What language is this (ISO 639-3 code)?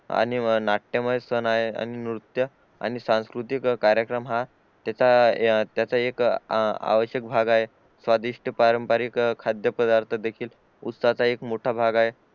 mar